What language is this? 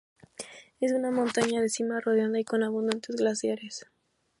Spanish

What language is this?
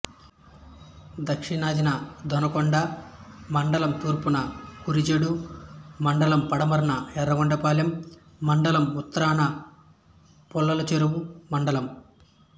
Telugu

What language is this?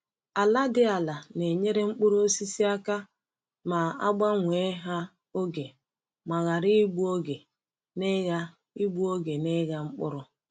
Igbo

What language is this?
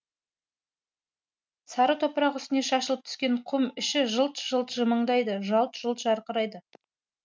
Kazakh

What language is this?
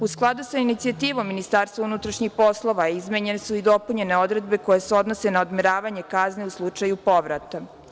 Serbian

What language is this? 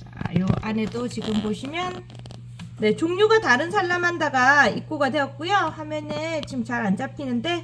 Korean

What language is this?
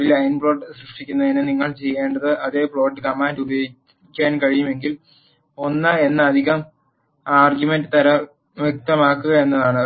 Malayalam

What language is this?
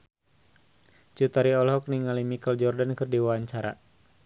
Sundanese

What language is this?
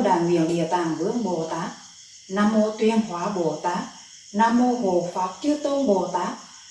Vietnamese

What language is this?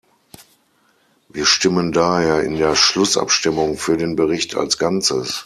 German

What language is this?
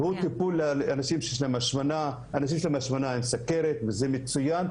Hebrew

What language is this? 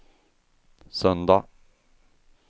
Swedish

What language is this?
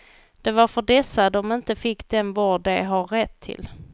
Swedish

